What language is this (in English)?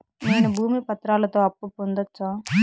Telugu